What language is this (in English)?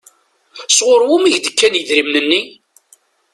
Kabyle